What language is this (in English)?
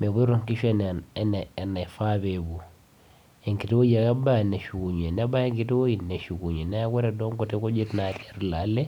Masai